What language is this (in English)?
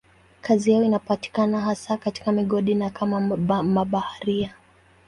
Swahili